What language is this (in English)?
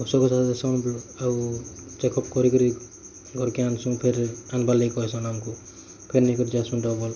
Odia